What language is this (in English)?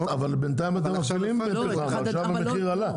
Hebrew